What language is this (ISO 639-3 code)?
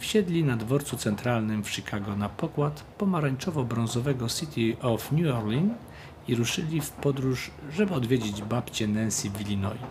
pol